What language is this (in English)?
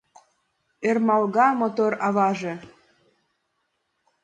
Mari